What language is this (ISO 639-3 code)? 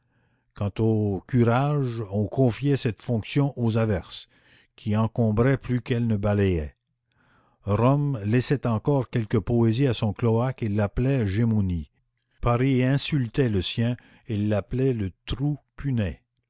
fra